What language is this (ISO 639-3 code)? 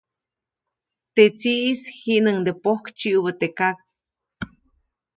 zoc